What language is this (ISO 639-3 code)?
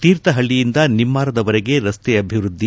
kan